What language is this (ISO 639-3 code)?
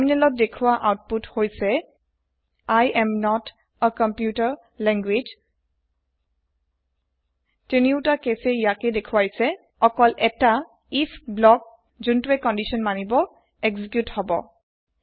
asm